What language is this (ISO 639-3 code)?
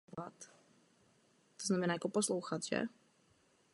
ces